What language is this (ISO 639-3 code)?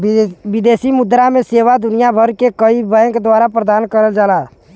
bho